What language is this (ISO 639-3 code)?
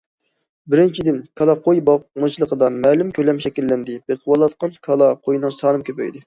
uig